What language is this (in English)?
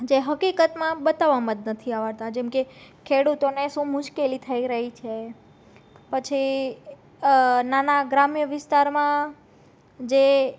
Gujarati